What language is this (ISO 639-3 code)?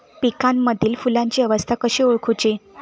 mar